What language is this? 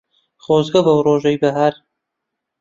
Central Kurdish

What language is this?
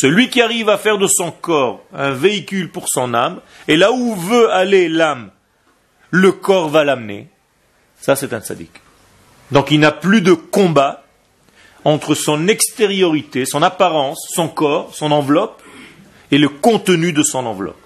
French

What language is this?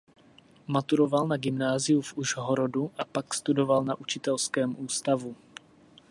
Czech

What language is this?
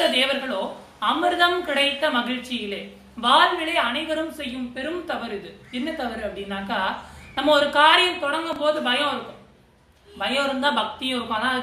Tamil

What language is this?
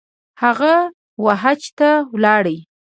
Pashto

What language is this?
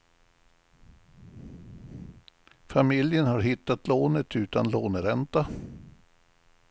Swedish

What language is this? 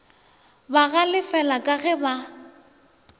Northern Sotho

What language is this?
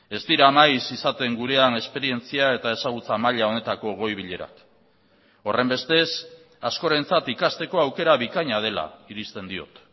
Basque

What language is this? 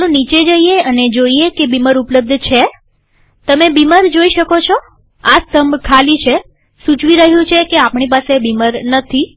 Gujarati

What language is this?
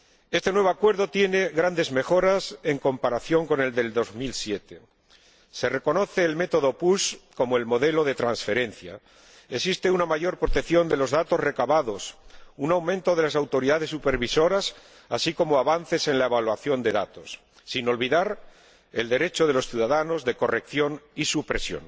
Spanish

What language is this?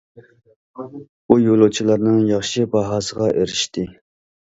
Uyghur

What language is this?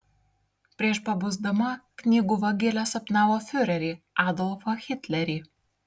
Lithuanian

